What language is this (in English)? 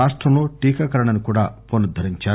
Telugu